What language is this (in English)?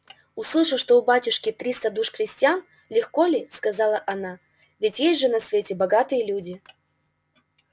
Russian